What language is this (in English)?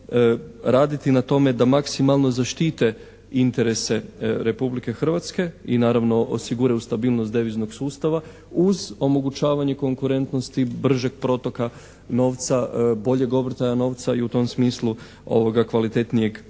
Croatian